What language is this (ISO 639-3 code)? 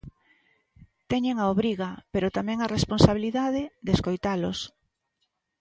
glg